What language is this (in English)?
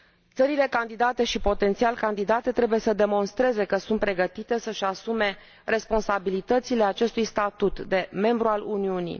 Romanian